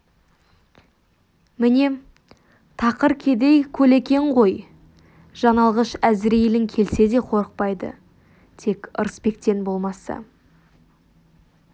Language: Kazakh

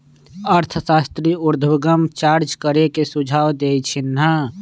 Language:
Magahi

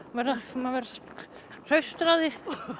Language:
Icelandic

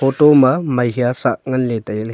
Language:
Wancho Naga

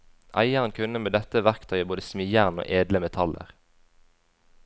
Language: Norwegian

